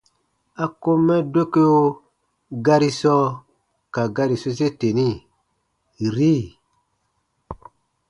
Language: Baatonum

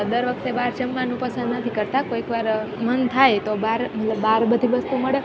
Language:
Gujarati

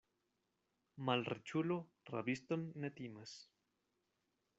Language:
Esperanto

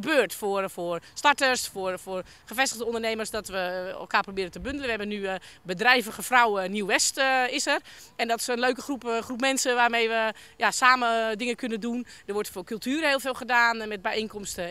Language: Dutch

